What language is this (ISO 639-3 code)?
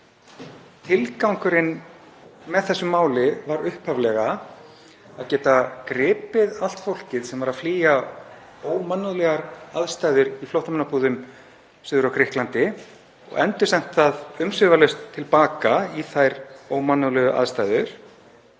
isl